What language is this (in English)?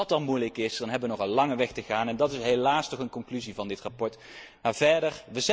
Dutch